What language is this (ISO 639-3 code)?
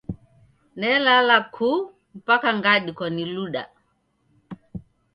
dav